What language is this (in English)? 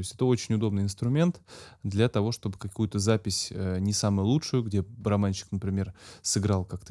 Russian